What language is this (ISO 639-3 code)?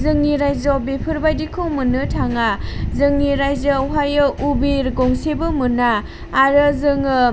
brx